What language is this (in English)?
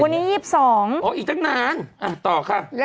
Thai